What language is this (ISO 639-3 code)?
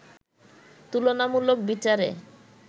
ben